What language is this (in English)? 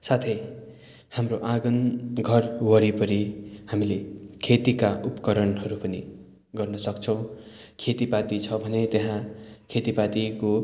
Nepali